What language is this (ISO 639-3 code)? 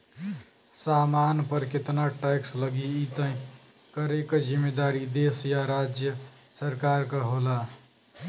bho